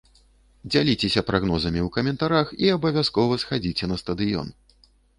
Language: Belarusian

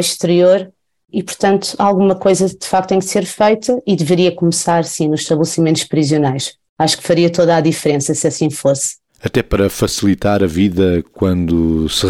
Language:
Portuguese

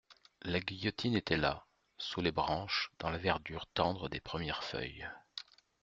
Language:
French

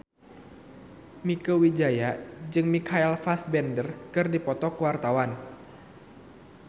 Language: Sundanese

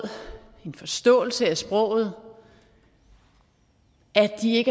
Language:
Danish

